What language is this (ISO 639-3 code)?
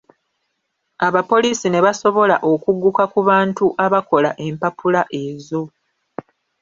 lug